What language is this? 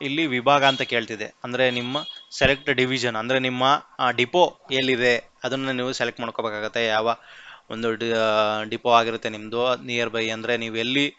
Kannada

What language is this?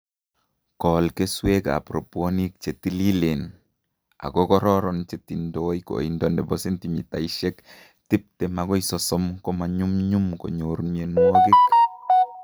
Kalenjin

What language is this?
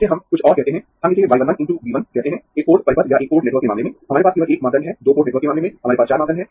Hindi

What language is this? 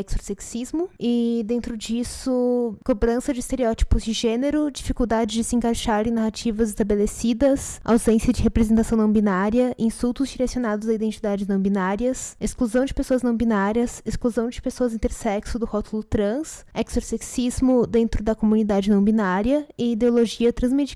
Portuguese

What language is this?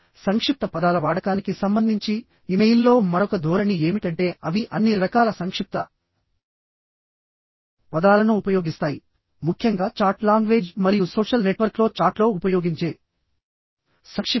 Telugu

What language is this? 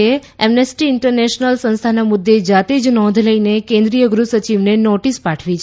Gujarati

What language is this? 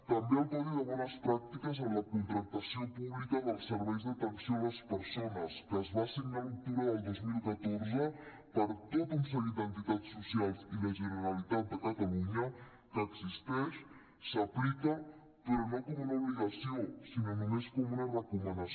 Catalan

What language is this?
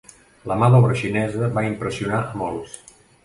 Catalan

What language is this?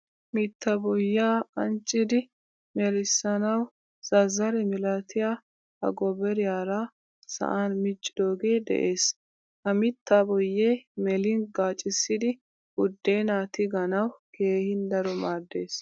Wolaytta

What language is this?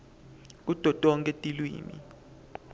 Swati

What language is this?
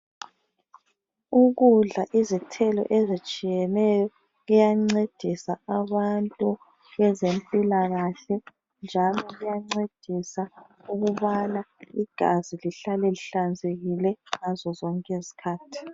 North Ndebele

